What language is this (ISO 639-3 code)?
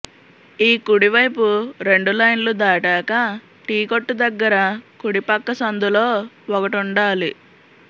tel